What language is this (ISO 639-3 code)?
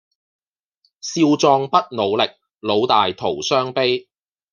yue